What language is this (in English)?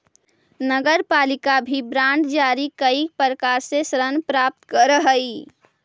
Magahi